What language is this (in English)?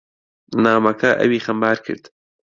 Central Kurdish